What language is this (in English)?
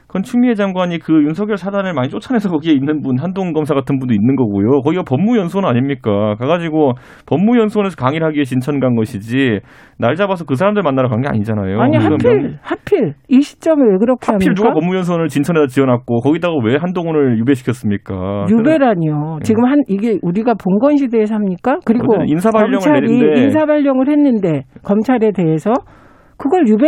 Korean